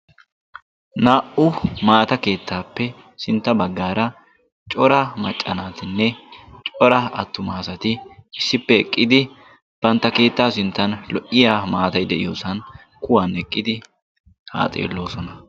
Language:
Wolaytta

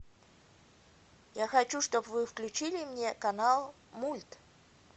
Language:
Russian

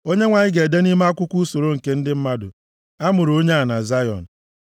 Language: Igbo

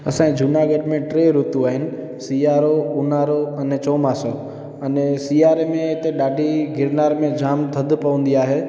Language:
Sindhi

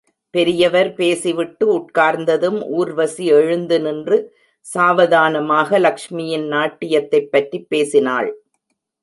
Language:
Tamil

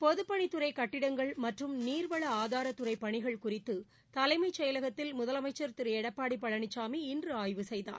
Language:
Tamil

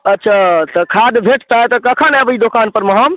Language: Maithili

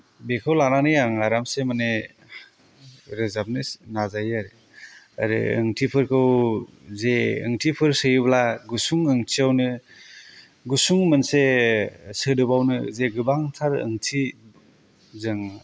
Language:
Bodo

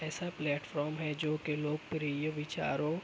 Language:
Urdu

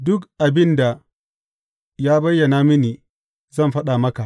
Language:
Hausa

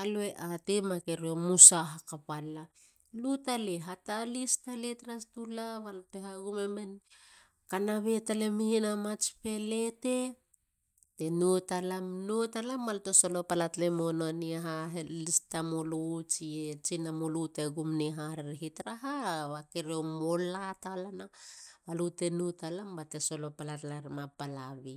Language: Halia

